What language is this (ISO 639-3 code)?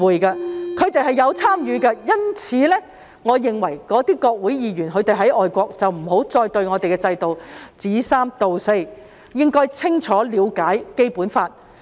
yue